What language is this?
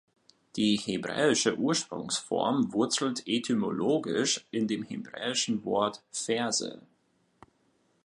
German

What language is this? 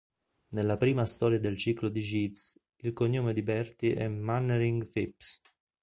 Italian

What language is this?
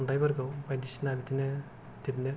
Bodo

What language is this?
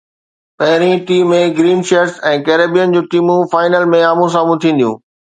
Sindhi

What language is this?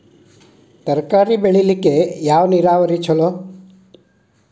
Kannada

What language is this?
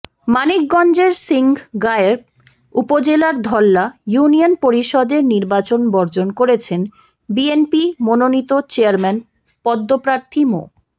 Bangla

